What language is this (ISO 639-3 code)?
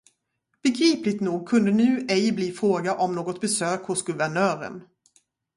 swe